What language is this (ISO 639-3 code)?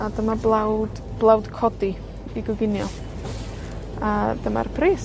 cym